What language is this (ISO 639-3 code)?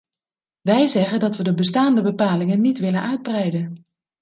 nld